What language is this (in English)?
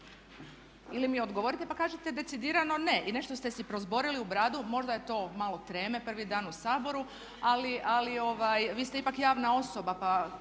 Croatian